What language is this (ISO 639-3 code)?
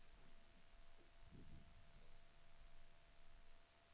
swe